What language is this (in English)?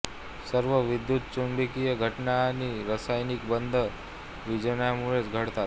Marathi